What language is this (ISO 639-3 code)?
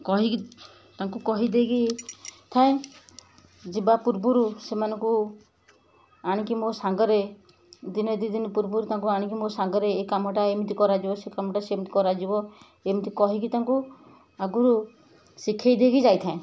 ori